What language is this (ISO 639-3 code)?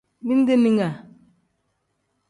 kdh